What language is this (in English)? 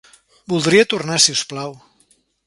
Catalan